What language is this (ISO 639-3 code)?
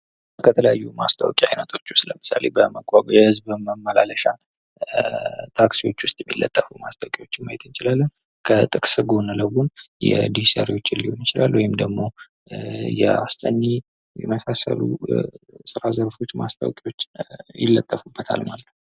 amh